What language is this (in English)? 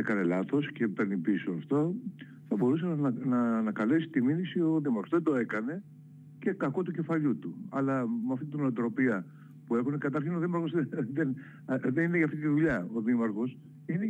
Greek